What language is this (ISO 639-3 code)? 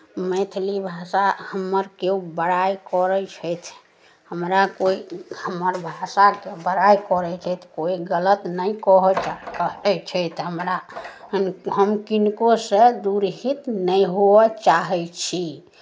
mai